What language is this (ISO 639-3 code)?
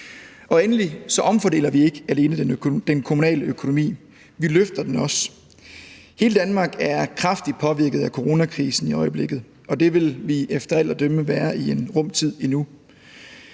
dan